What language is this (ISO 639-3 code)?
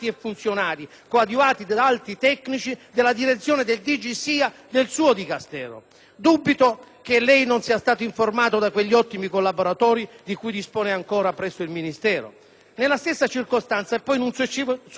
ita